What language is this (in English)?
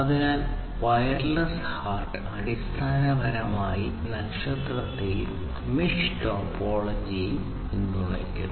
Malayalam